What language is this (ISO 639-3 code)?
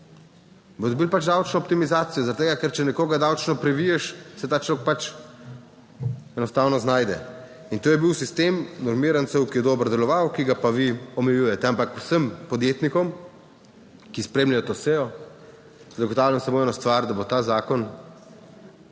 slv